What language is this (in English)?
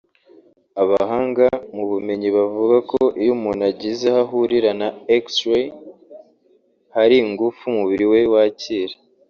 Kinyarwanda